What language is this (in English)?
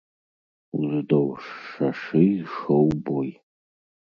Belarusian